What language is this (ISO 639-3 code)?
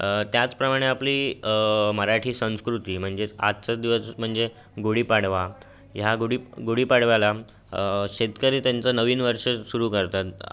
mar